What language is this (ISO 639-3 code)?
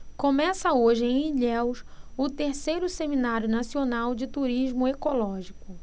por